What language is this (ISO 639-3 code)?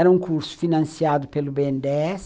por